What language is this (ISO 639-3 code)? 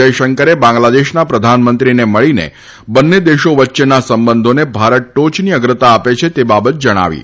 guj